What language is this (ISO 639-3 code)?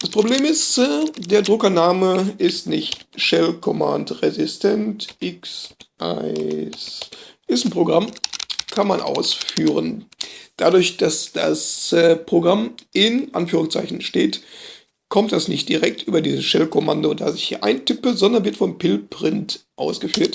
deu